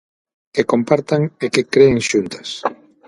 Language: Galician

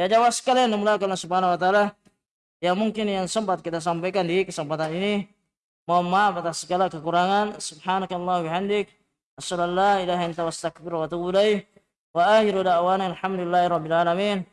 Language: Indonesian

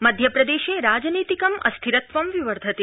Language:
Sanskrit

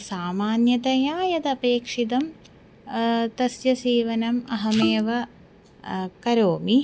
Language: Sanskrit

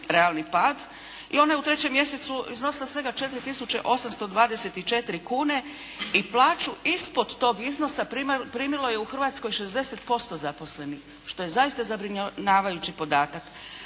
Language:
Croatian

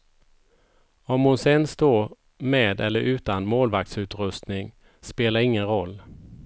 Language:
Swedish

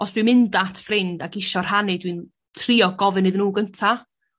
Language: Welsh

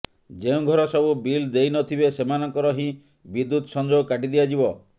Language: Odia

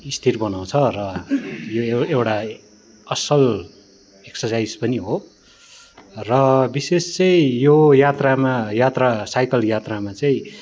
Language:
Nepali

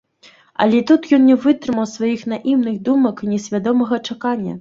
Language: Belarusian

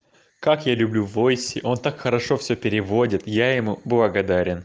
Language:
Russian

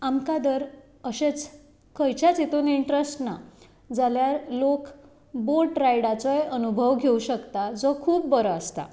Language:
Konkani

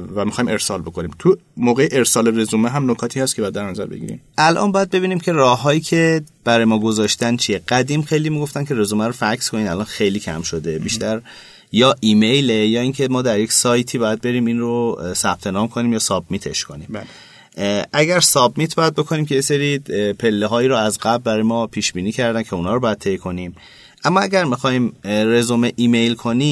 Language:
Persian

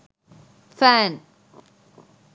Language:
Sinhala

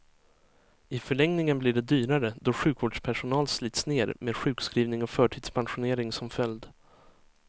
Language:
Swedish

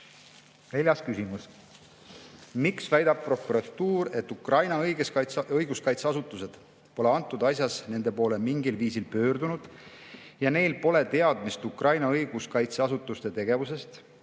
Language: Estonian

